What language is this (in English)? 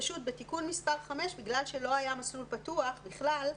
Hebrew